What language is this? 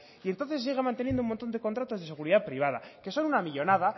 Spanish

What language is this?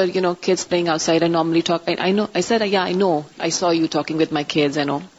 Urdu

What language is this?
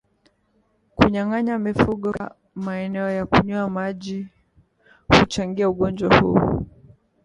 Swahili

